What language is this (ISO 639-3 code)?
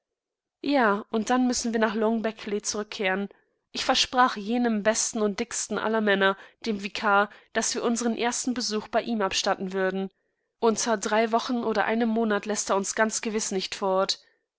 deu